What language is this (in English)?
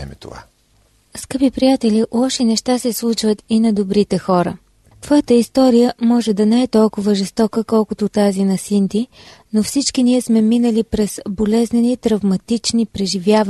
Bulgarian